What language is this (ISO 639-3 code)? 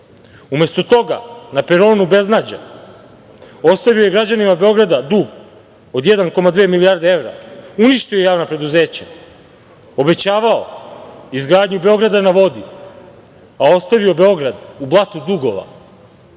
srp